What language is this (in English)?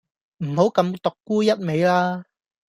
Cantonese